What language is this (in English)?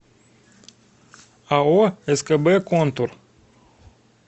Russian